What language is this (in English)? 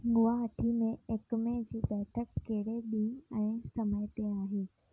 Sindhi